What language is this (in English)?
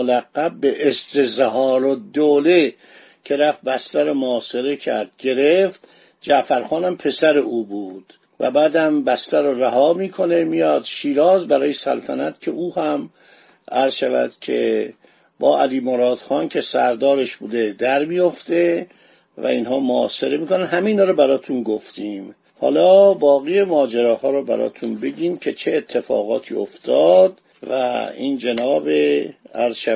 Persian